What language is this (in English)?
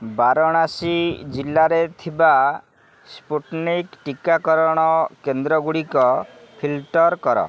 Odia